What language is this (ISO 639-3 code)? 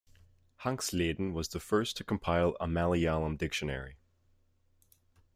eng